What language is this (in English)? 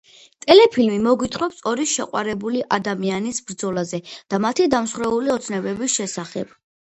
Georgian